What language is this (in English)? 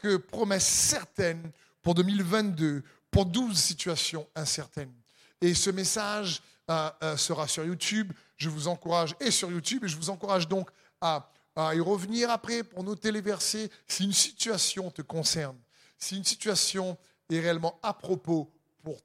French